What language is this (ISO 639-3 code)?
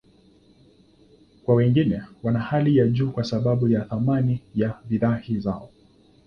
swa